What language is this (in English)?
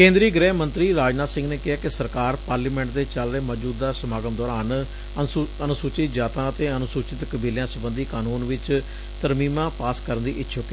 Punjabi